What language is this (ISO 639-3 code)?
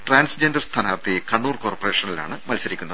mal